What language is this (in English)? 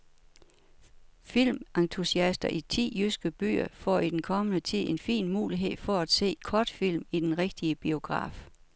Danish